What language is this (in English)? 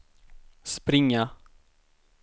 Swedish